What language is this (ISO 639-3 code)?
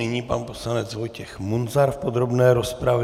ces